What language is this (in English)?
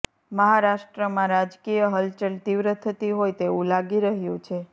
Gujarati